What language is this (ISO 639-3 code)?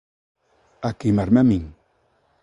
glg